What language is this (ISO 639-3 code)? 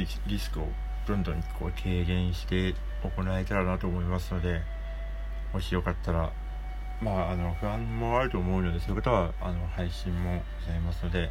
jpn